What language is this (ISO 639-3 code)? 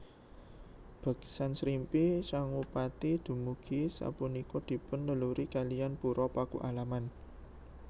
jav